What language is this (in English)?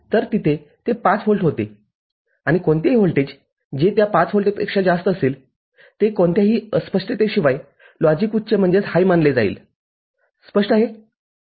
Marathi